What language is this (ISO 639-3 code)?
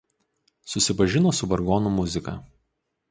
lit